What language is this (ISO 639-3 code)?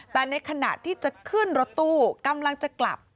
tha